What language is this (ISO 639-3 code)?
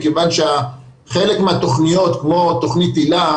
heb